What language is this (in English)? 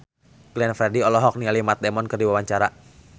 Sundanese